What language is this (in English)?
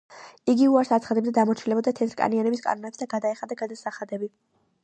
Georgian